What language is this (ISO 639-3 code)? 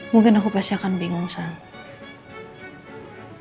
ind